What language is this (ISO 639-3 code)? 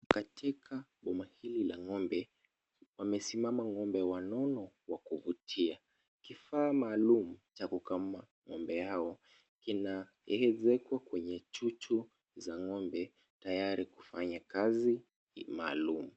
swa